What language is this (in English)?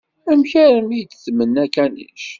Kabyle